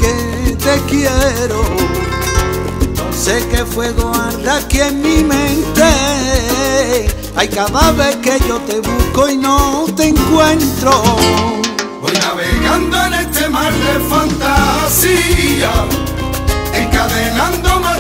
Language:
Romanian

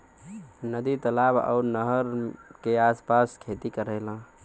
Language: Bhojpuri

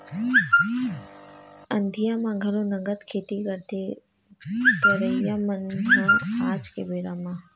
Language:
Chhattisgarhi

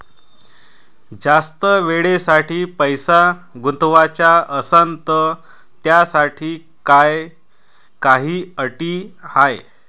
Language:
Marathi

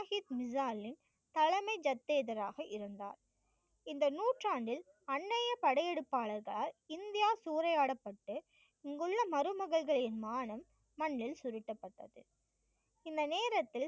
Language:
Tamil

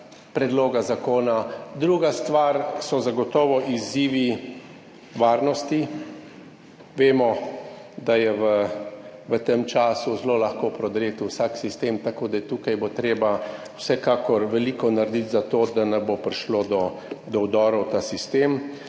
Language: Slovenian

